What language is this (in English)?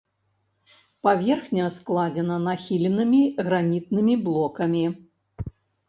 Belarusian